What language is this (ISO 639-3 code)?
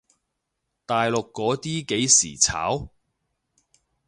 yue